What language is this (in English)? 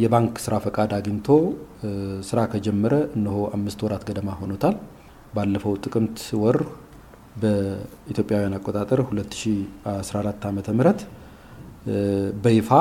Amharic